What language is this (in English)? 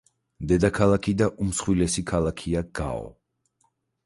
Georgian